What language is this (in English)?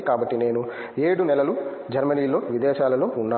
Telugu